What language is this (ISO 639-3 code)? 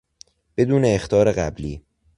fas